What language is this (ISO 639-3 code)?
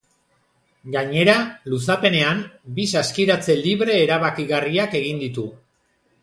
eus